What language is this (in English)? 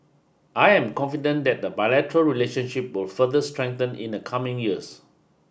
English